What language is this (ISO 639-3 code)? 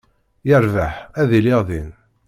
kab